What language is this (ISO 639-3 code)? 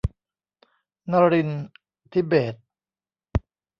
tha